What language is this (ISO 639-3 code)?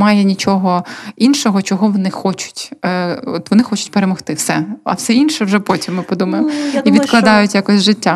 ukr